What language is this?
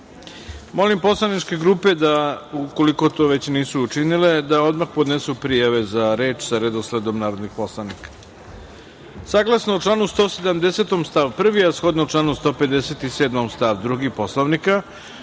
Serbian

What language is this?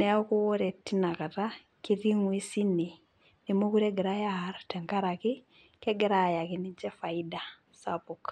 Masai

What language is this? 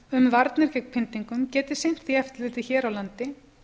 Icelandic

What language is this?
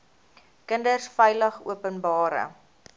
Afrikaans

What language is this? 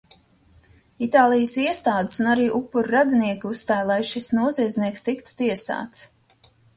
Latvian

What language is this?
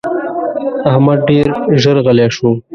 Pashto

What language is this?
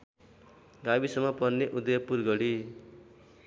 Nepali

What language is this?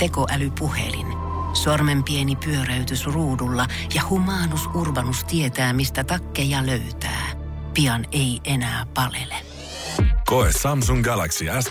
Finnish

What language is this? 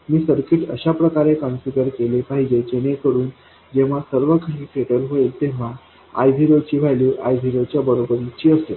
Marathi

